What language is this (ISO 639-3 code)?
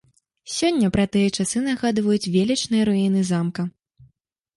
bel